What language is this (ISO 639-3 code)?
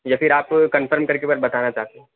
urd